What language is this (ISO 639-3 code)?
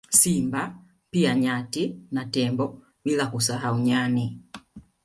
swa